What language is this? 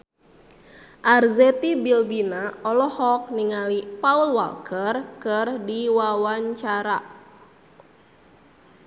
Sundanese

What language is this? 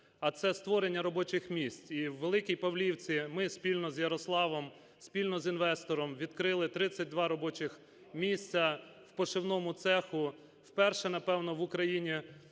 Ukrainian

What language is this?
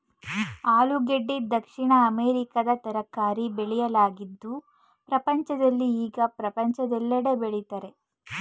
Kannada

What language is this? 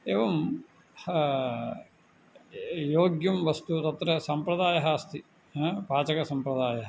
Sanskrit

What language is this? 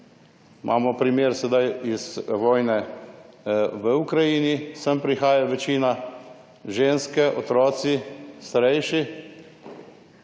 Slovenian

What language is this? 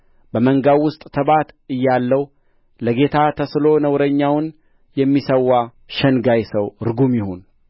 Amharic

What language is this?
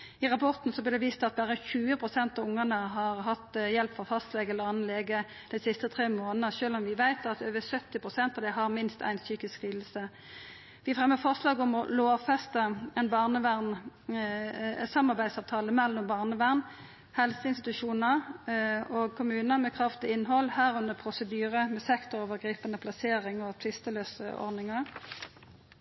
Norwegian Nynorsk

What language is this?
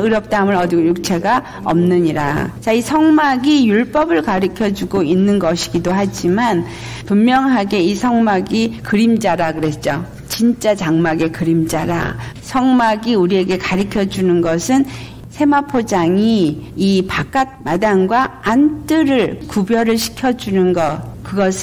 Korean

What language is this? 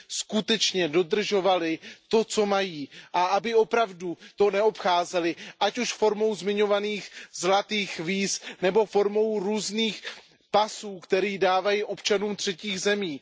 Czech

